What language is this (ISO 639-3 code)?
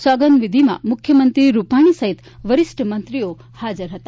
guj